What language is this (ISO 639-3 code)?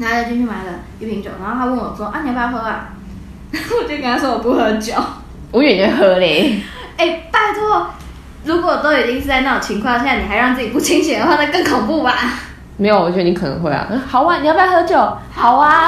zho